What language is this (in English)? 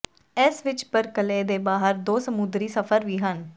Punjabi